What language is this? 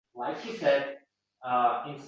Uzbek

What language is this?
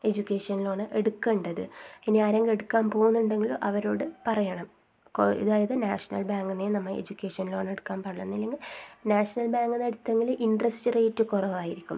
Malayalam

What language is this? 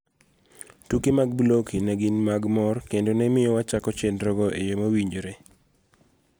Luo (Kenya and Tanzania)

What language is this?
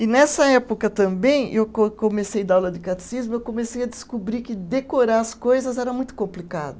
Portuguese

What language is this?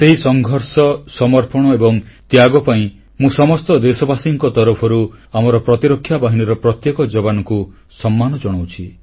Odia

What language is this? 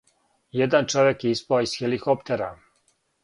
Serbian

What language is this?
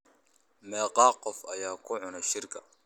Somali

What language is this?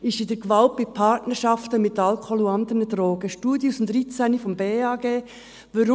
Swiss German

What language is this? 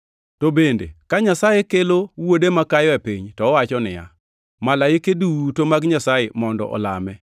Luo (Kenya and Tanzania)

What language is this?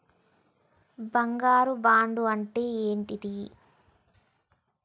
Telugu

